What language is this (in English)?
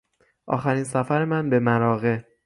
Persian